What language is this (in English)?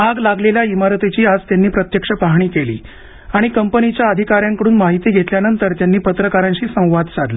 Marathi